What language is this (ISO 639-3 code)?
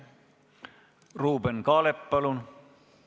est